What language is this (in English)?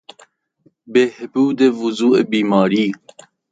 Persian